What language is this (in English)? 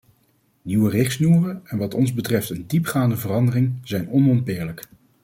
Dutch